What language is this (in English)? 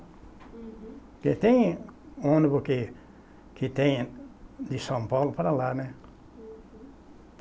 Portuguese